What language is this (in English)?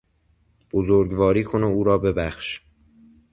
Persian